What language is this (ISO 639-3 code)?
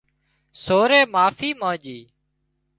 kxp